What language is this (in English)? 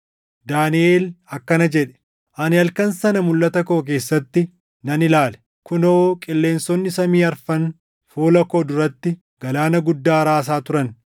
Oromo